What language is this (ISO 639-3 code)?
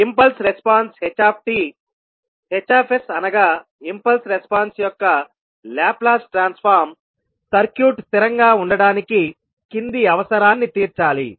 tel